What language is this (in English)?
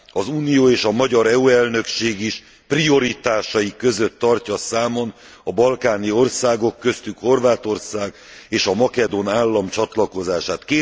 Hungarian